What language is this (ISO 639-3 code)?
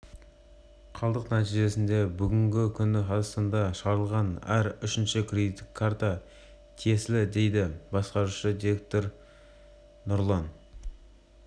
kaz